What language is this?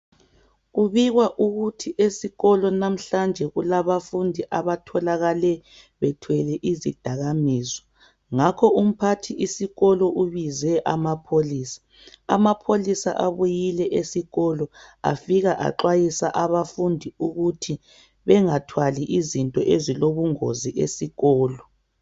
North Ndebele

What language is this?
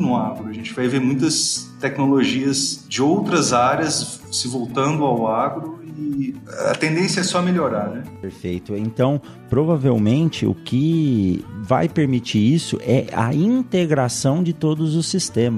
Portuguese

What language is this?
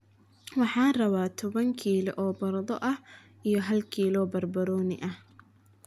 Somali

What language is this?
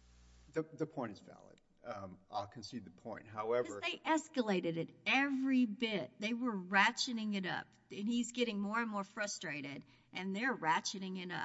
English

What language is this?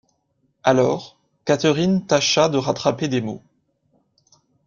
French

